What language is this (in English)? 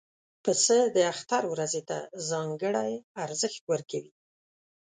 Pashto